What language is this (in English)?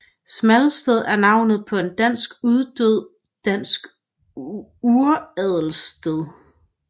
Danish